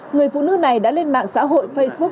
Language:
Vietnamese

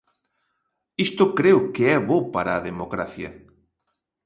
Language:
Galician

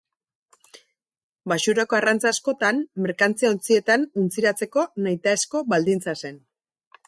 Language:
Basque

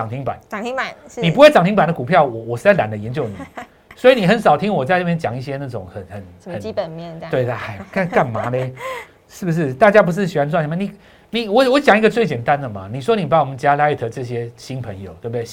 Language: Chinese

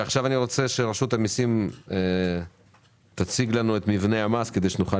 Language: Hebrew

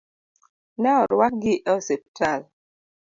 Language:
Luo (Kenya and Tanzania)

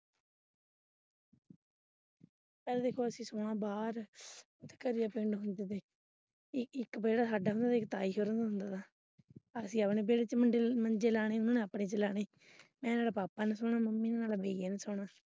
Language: Punjabi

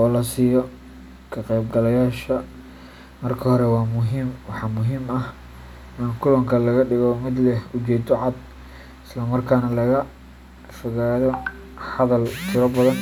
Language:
Somali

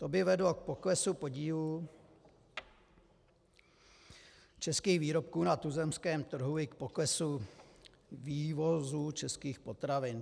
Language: Czech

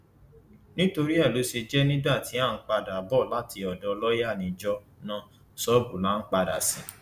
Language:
Yoruba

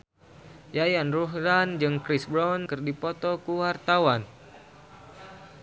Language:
Sundanese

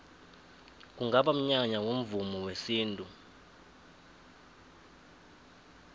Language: South Ndebele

